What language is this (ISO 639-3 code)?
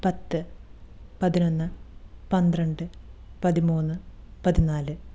mal